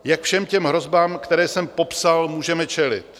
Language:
Czech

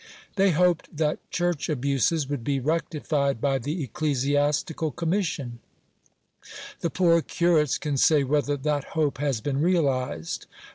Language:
English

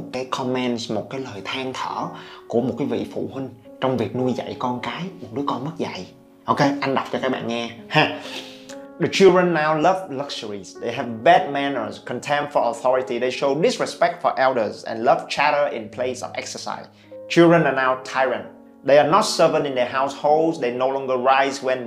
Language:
Vietnamese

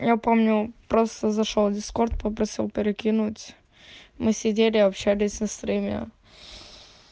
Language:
Russian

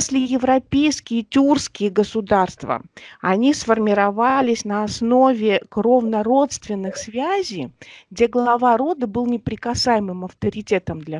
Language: Russian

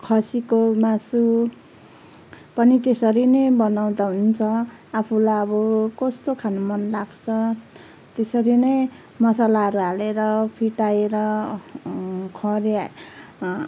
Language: Nepali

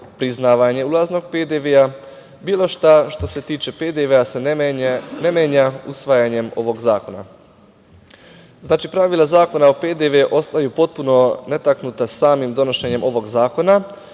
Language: Serbian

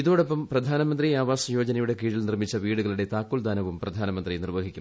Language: Malayalam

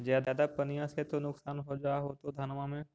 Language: Magahi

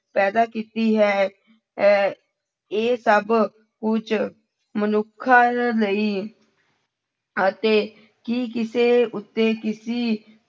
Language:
Punjabi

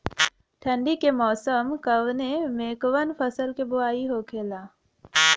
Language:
Bhojpuri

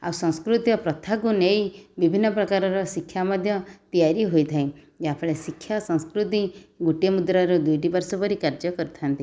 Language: Odia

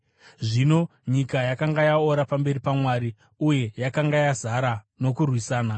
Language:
Shona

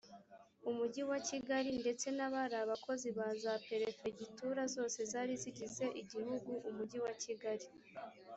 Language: Kinyarwanda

